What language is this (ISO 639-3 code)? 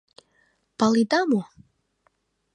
chm